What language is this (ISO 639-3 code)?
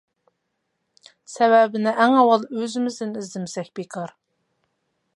uig